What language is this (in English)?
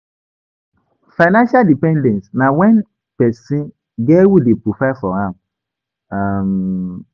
Nigerian Pidgin